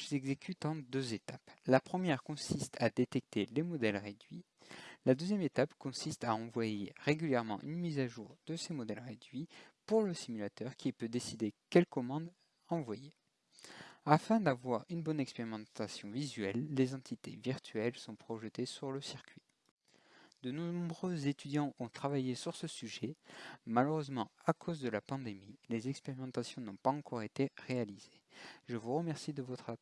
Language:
French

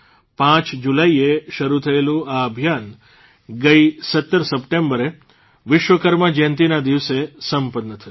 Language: Gujarati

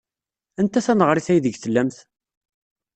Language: Kabyle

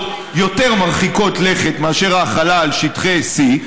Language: Hebrew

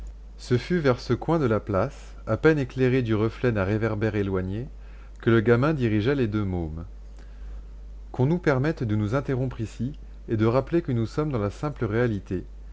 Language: French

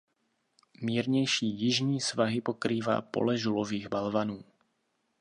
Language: Czech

